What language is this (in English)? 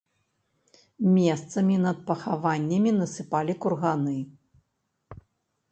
Belarusian